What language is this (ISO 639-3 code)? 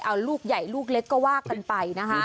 tha